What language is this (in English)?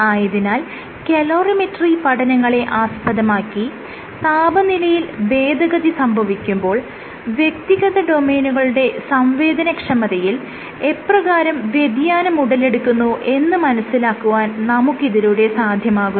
Malayalam